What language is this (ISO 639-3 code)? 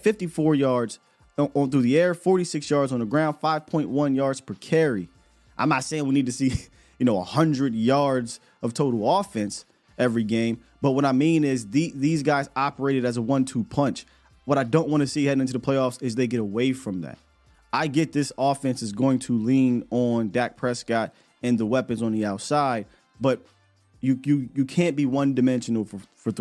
eng